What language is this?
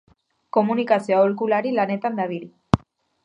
Basque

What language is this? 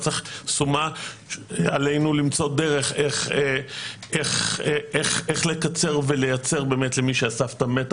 Hebrew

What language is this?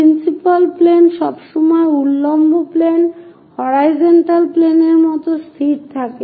Bangla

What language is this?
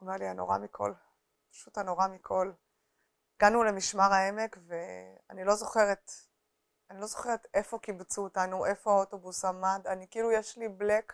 Hebrew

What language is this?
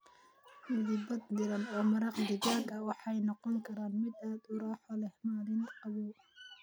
Somali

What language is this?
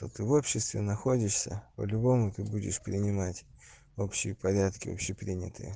Russian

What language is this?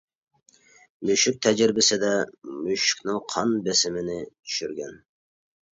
Uyghur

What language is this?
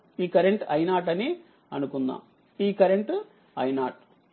Telugu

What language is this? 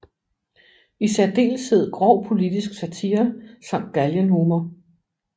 Danish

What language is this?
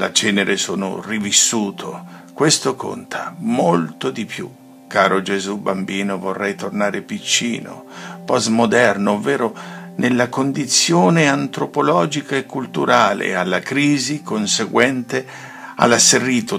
Italian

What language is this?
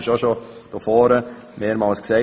Swiss German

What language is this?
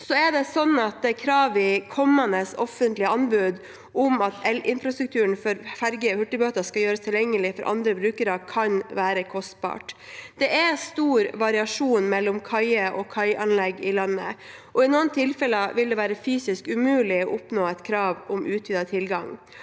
Norwegian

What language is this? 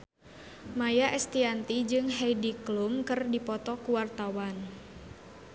Sundanese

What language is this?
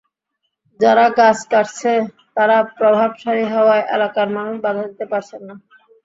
Bangla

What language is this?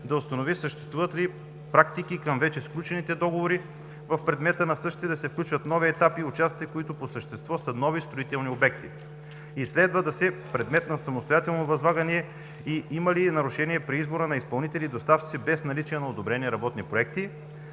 Bulgarian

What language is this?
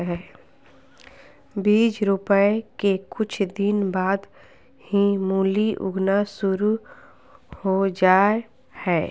Magahi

